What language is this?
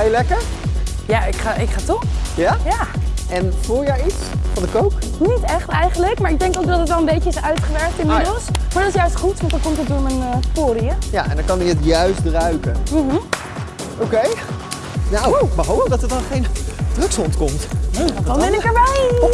Dutch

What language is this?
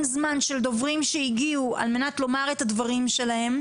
Hebrew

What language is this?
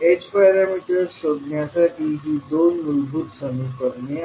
Marathi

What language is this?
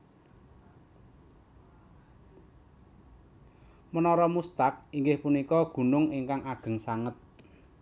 Javanese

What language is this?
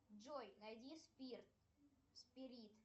Russian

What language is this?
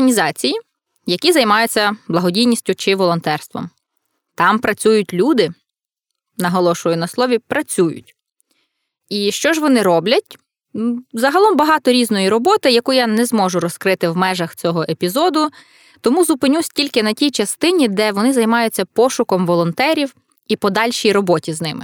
Ukrainian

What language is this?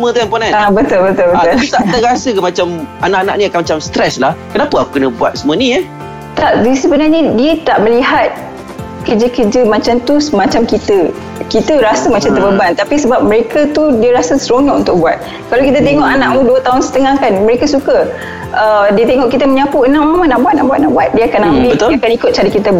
Malay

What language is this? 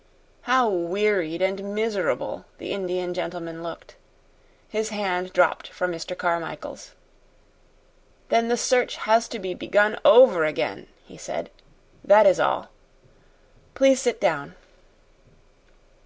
English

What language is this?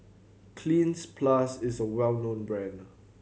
English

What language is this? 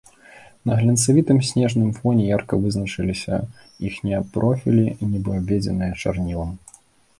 Belarusian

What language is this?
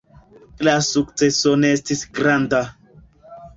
Esperanto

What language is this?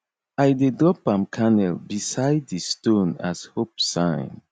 Nigerian Pidgin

